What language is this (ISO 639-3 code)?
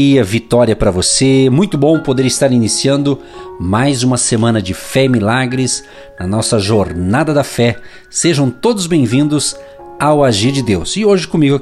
por